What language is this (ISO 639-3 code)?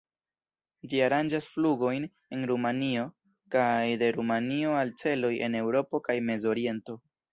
epo